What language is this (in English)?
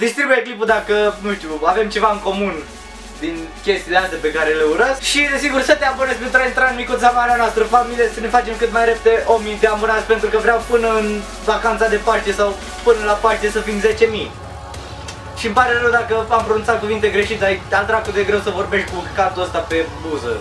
Romanian